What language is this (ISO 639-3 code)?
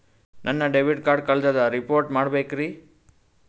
kan